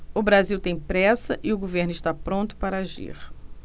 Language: Portuguese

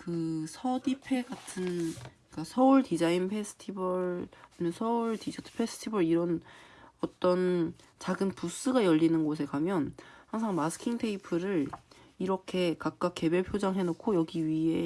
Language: Korean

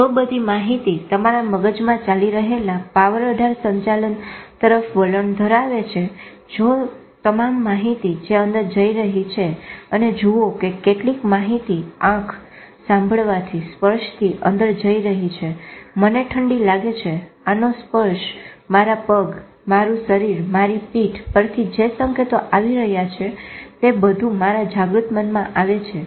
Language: Gujarati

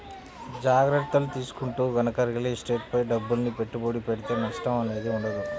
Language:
Telugu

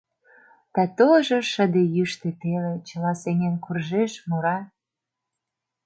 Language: Mari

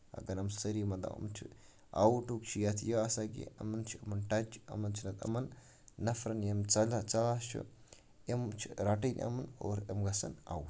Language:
Kashmiri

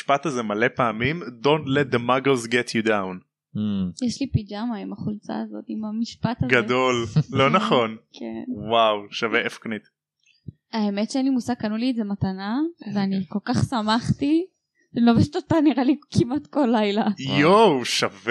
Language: Hebrew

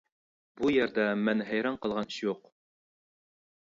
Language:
Uyghur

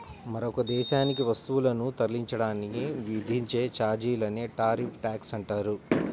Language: Telugu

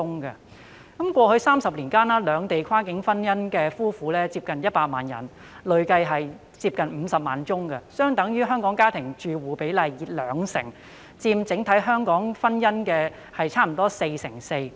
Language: Cantonese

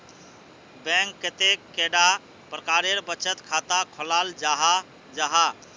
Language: Magahi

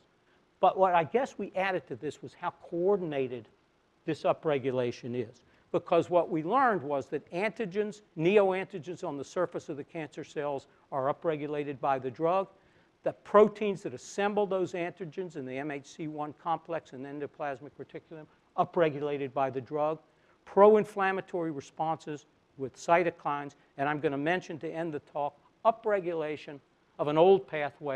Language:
English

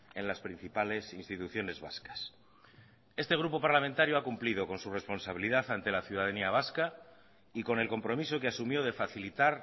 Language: Spanish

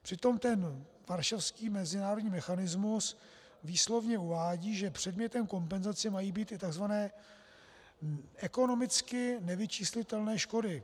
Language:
Czech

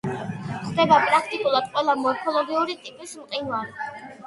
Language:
Georgian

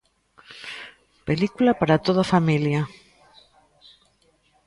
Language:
Galician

